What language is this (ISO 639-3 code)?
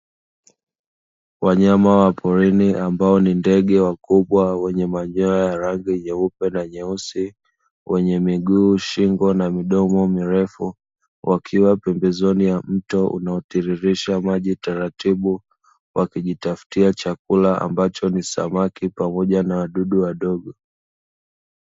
swa